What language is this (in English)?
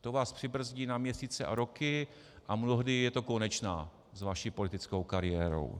Czech